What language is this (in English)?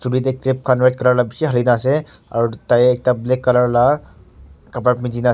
Naga Pidgin